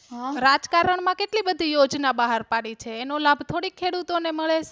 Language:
Gujarati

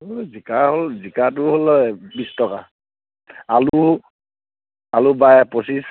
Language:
Assamese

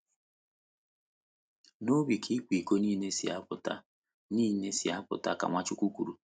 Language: Igbo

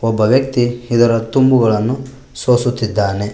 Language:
Kannada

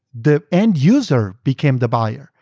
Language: English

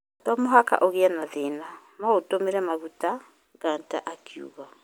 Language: Kikuyu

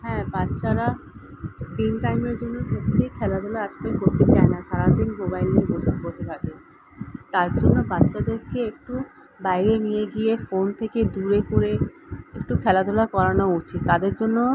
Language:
Bangla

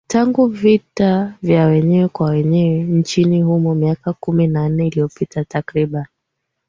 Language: Swahili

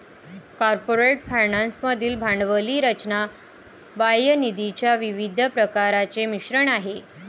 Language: Marathi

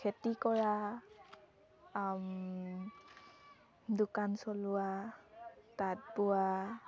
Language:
Assamese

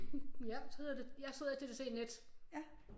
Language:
Danish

